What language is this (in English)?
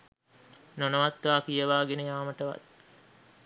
Sinhala